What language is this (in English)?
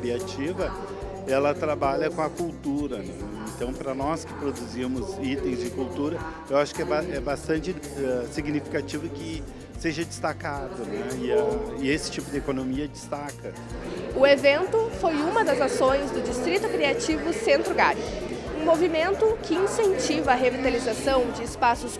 Portuguese